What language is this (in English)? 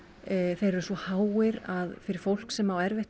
Icelandic